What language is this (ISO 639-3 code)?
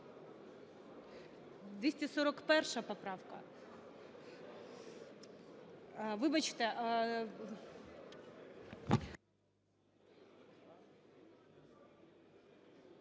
ukr